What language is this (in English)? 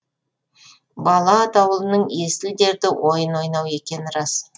Kazakh